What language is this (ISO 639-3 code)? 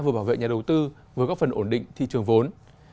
vie